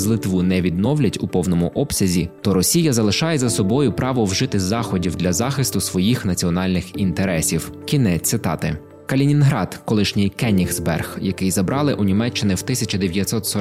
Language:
Ukrainian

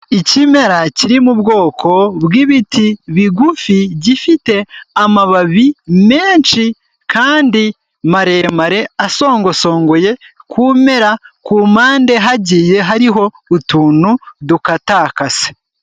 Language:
Kinyarwanda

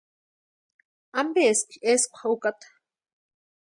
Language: Western Highland Purepecha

